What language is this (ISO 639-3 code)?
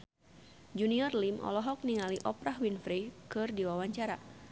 sun